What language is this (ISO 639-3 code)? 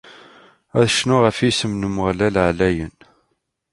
kab